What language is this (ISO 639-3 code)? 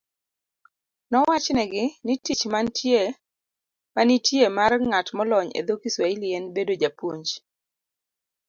luo